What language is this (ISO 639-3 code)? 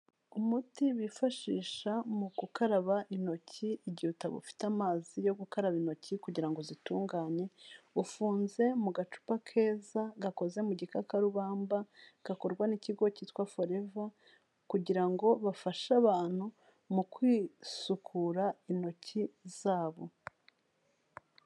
kin